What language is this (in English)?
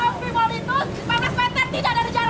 Indonesian